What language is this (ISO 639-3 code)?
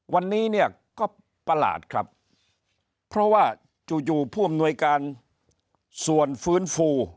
tha